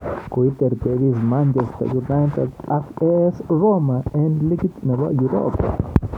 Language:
Kalenjin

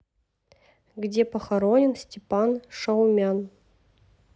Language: Russian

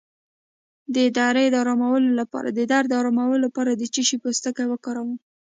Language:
Pashto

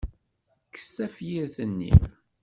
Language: Kabyle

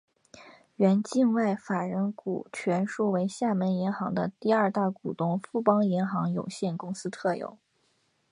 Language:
Chinese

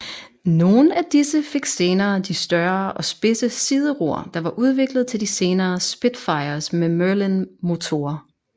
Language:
Danish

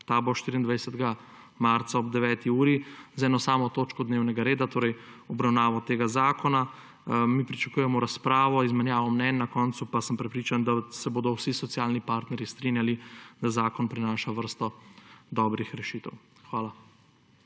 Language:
Slovenian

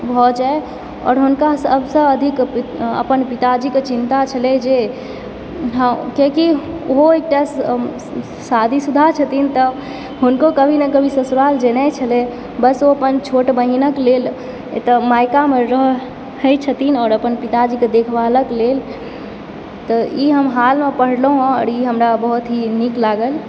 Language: Maithili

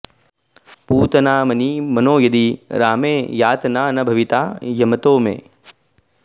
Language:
Sanskrit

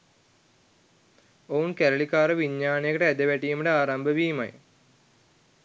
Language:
Sinhala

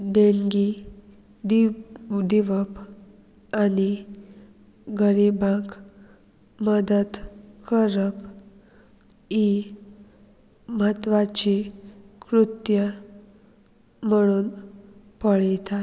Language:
Konkani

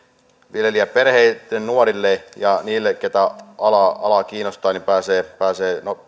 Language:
Finnish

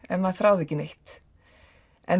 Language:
Icelandic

